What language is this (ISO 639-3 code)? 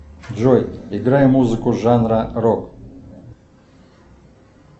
rus